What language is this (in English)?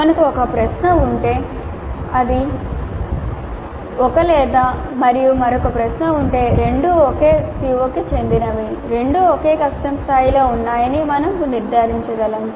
Telugu